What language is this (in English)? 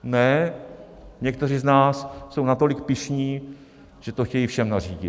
Czech